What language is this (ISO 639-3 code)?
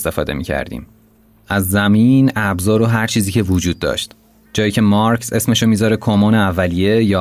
fas